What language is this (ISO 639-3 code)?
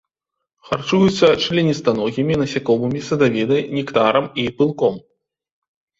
bel